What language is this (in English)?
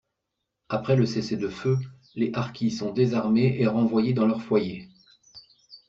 French